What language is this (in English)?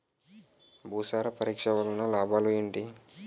Telugu